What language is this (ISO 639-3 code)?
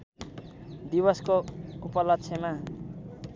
nep